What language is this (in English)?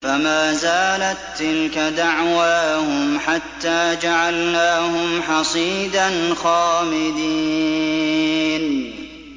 Arabic